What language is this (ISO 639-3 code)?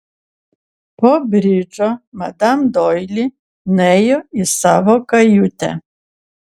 lit